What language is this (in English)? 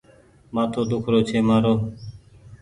Goaria